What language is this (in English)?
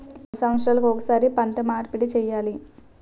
Telugu